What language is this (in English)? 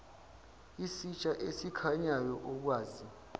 Zulu